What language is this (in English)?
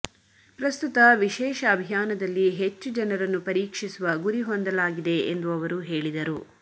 Kannada